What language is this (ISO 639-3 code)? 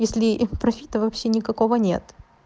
rus